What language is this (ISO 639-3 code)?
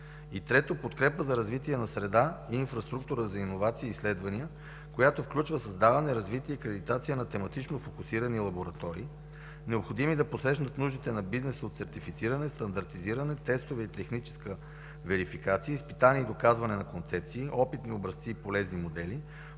bul